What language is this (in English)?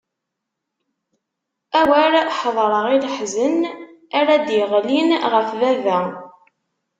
Kabyle